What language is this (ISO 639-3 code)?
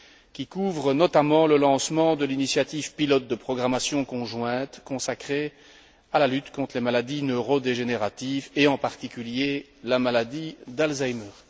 fra